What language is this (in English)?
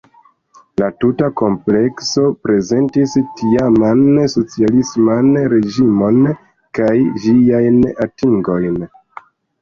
Esperanto